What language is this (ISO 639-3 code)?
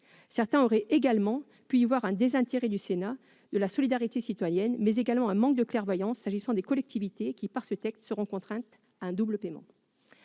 fra